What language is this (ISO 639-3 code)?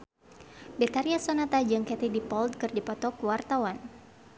sun